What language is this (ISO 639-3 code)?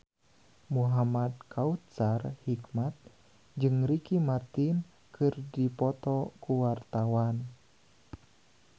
sun